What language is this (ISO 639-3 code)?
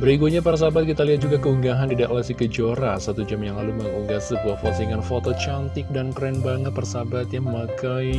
ind